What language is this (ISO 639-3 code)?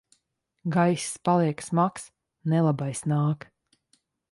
lav